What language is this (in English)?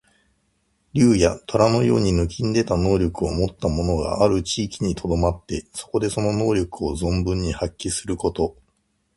Japanese